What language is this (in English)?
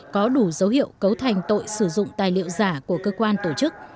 Vietnamese